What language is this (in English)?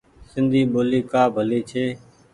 Goaria